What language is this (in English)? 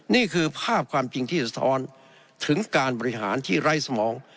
Thai